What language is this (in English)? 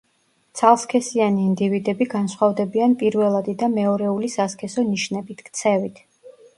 Georgian